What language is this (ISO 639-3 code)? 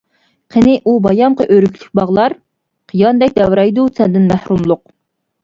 uig